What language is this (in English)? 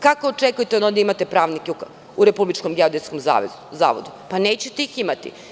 Serbian